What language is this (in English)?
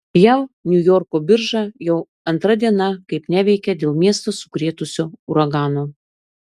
Lithuanian